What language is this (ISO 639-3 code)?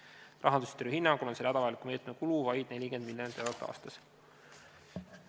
est